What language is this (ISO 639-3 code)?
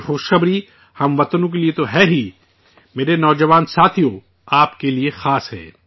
urd